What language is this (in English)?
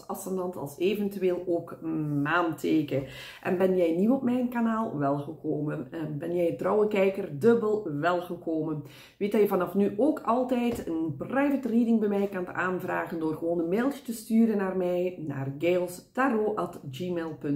Dutch